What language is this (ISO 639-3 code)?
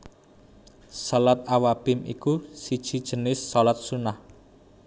jav